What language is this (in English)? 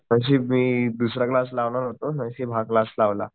Marathi